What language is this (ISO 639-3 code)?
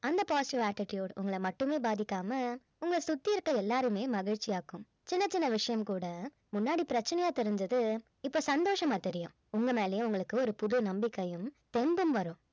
tam